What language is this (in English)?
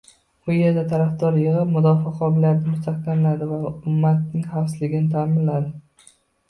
Uzbek